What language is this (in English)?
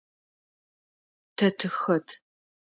Adyghe